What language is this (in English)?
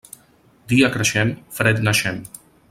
Catalan